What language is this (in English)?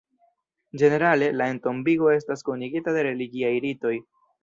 Esperanto